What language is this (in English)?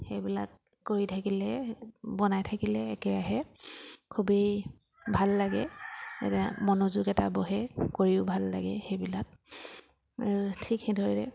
Assamese